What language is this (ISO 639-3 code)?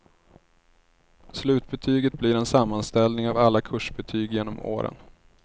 swe